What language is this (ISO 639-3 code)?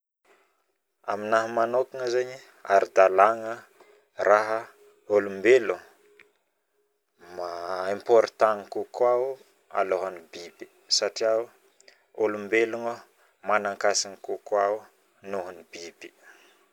bmm